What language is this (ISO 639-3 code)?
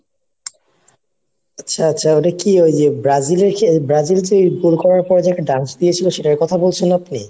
ben